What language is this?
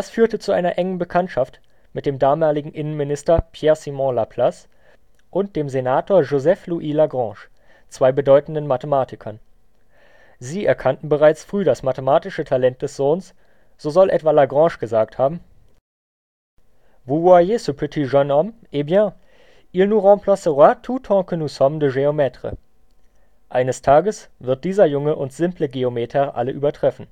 German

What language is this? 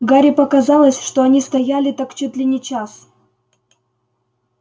Russian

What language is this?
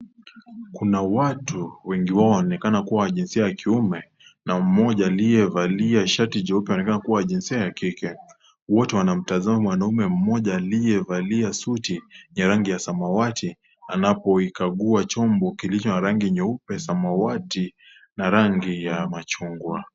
Swahili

